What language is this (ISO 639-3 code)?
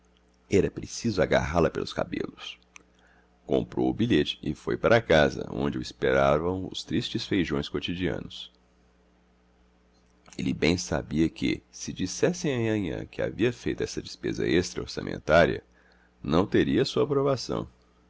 por